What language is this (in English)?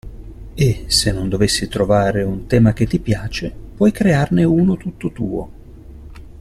Italian